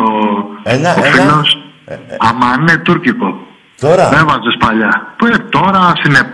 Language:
Greek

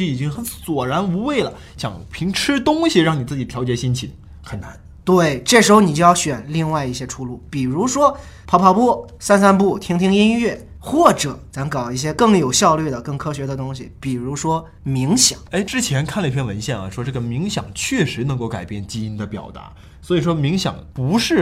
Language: Chinese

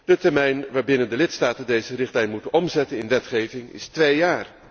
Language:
Dutch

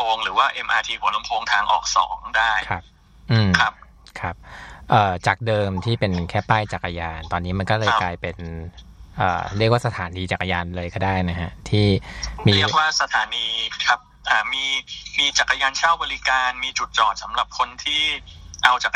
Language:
Thai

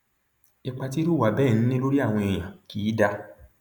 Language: Yoruba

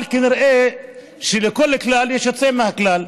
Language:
Hebrew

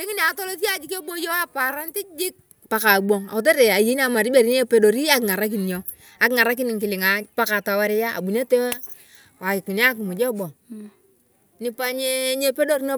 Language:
Turkana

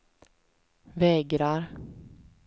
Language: Swedish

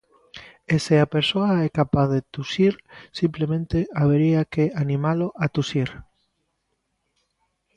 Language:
Galician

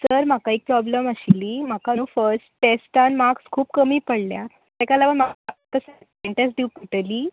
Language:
Konkani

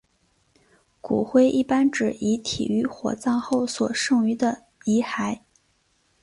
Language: Chinese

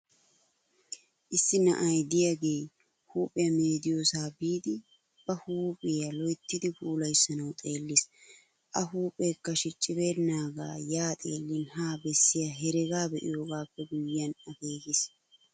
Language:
Wolaytta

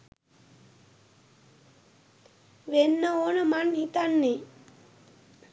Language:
Sinhala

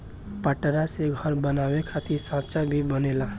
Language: Bhojpuri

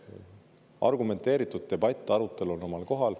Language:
Estonian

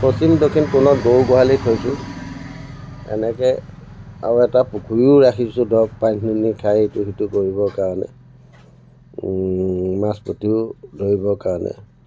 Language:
Assamese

